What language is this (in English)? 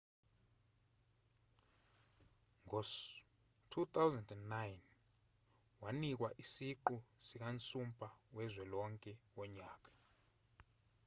Zulu